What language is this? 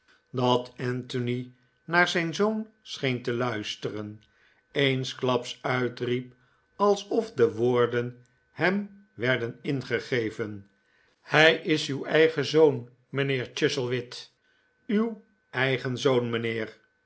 Dutch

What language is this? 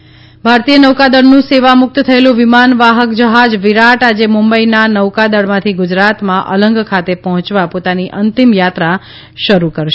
Gujarati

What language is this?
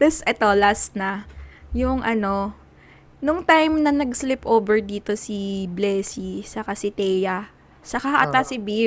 Filipino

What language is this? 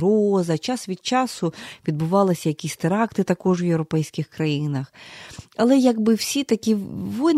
Ukrainian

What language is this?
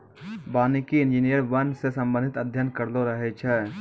Maithili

